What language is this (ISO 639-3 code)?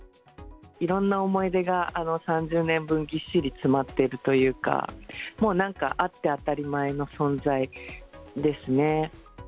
jpn